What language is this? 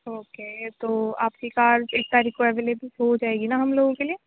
Urdu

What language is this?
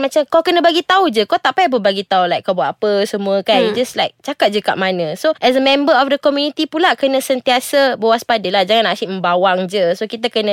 Malay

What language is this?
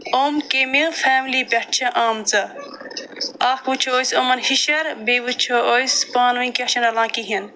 Kashmiri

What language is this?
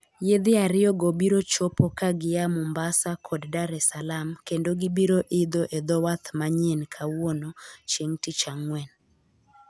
Luo (Kenya and Tanzania)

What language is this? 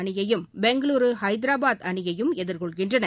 Tamil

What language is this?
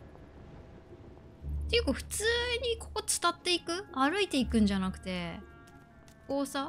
Japanese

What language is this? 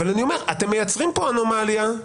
Hebrew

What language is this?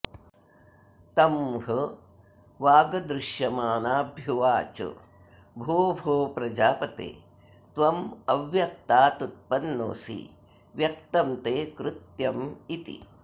Sanskrit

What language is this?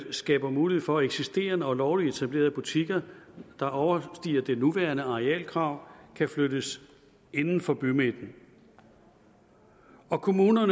Danish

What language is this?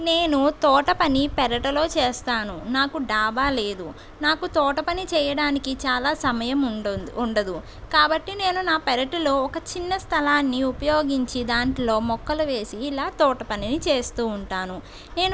Telugu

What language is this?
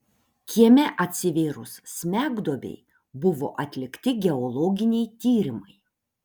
Lithuanian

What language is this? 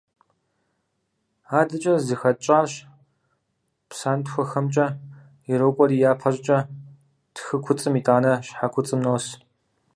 Kabardian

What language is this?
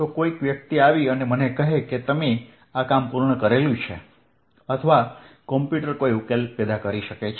Gujarati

